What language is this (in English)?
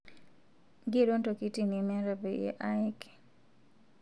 Masai